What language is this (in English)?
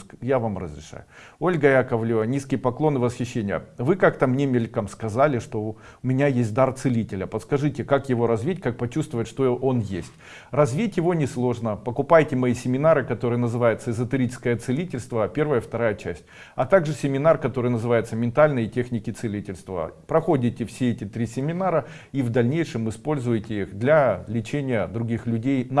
Russian